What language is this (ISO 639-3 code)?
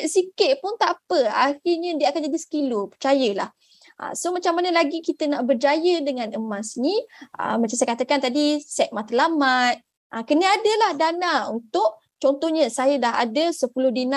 msa